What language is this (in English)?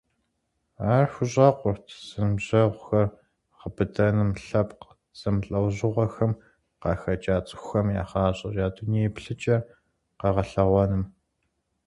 Kabardian